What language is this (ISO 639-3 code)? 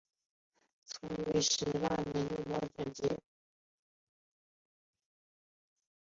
zho